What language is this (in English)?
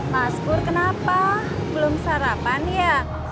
Indonesian